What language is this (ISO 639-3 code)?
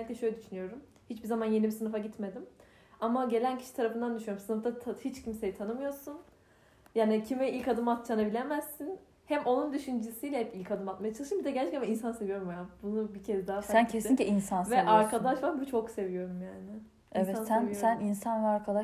tur